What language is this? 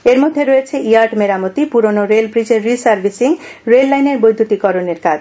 Bangla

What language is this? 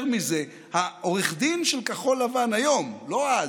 Hebrew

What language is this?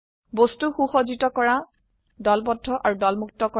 Assamese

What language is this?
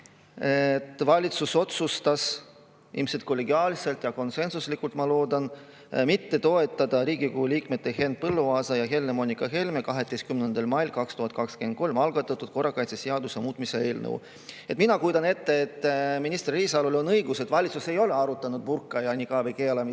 Estonian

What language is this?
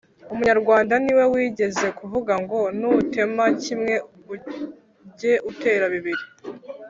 Kinyarwanda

